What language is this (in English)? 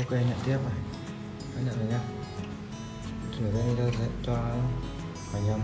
Vietnamese